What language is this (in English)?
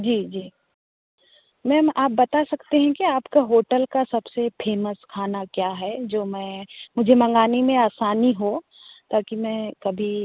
Hindi